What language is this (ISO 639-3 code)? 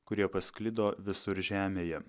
lit